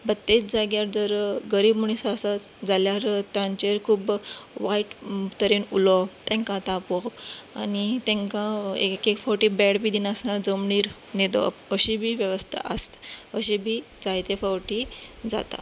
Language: Konkani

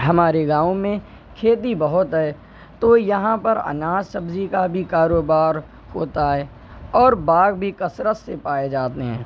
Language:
Urdu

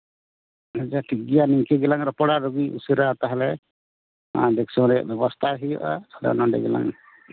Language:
Santali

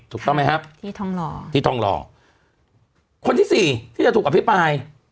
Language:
Thai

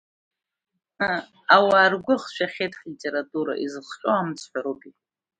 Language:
Abkhazian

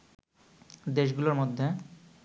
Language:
Bangla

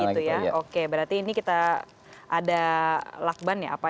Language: Indonesian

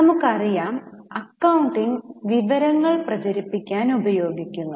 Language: Malayalam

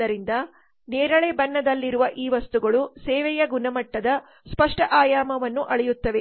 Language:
Kannada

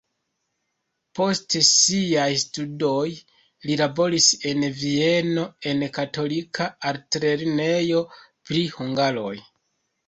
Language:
Esperanto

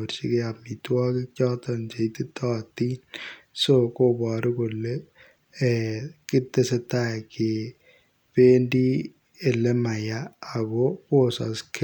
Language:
Kalenjin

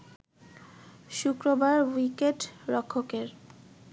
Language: Bangla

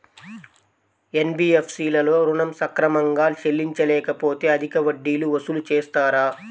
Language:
Telugu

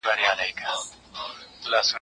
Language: Pashto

